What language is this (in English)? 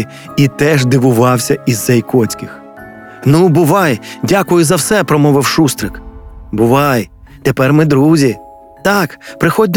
Ukrainian